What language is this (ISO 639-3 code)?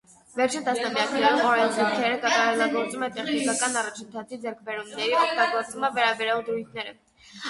hye